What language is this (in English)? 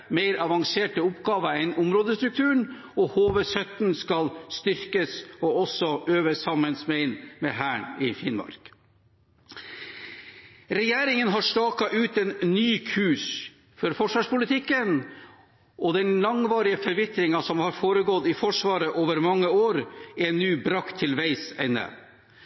Norwegian Bokmål